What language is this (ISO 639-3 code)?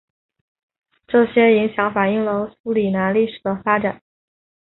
zho